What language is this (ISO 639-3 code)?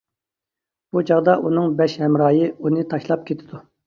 uig